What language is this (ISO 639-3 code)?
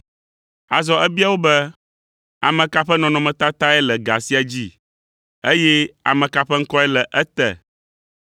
ewe